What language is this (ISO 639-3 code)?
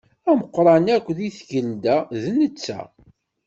kab